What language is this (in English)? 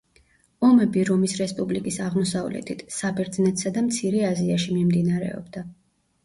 Georgian